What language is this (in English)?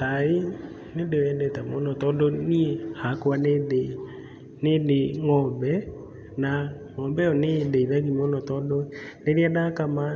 Kikuyu